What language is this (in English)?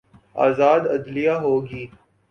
Urdu